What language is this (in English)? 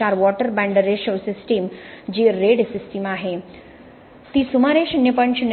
Marathi